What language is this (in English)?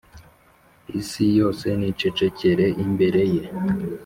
Kinyarwanda